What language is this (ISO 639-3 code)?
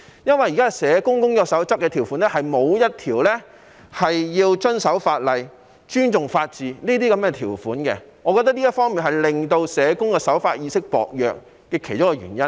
yue